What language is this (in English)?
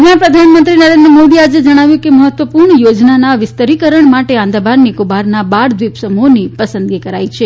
Gujarati